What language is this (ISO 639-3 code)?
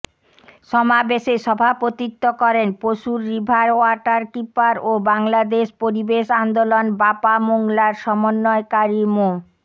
ben